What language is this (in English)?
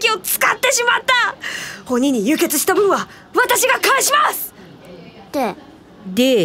Japanese